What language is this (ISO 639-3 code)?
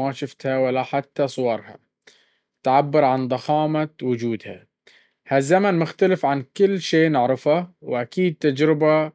abv